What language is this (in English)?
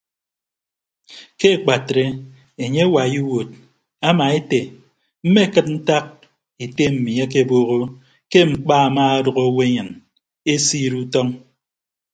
Ibibio